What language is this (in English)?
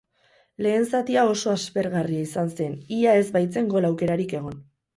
Basque